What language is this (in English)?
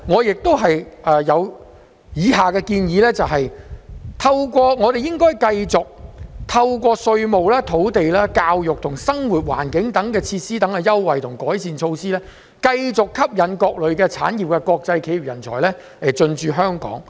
Cantonese